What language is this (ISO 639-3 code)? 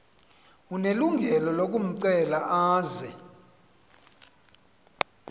xho